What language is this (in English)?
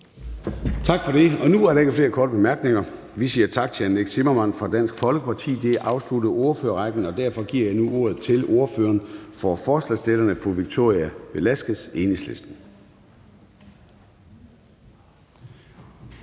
Danish